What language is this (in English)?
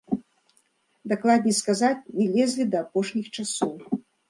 Belarusian